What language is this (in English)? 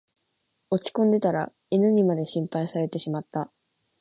Japanese